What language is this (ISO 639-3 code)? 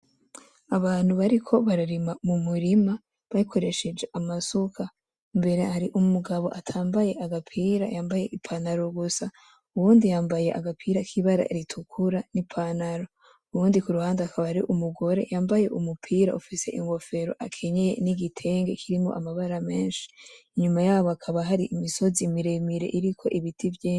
run